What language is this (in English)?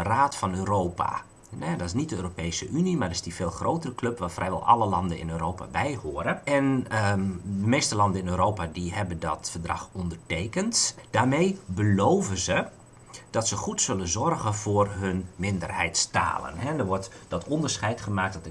Dutch